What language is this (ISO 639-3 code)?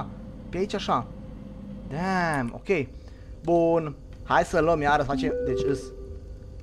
ron